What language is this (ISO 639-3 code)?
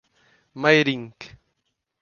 por